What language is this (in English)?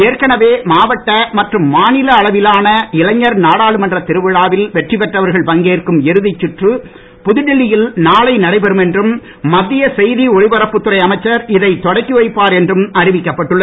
Tamil